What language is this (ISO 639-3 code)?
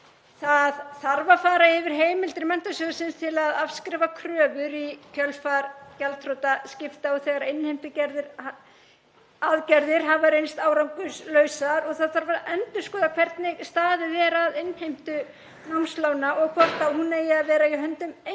isl